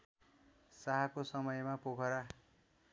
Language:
Nepali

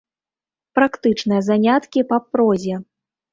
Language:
Belarusian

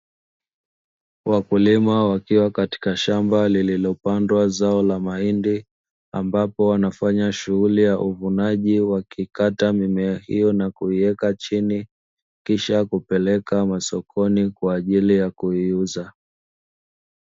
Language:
Swahili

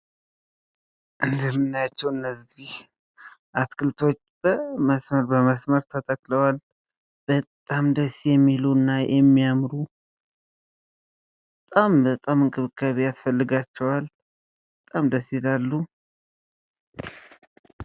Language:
Amharic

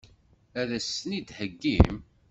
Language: Kabyle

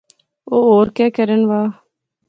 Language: Pahari-Potwari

